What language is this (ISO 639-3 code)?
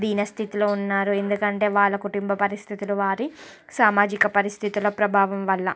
tel